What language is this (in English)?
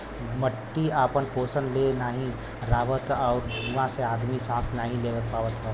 Bhojpuri